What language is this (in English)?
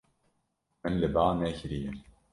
Kurdish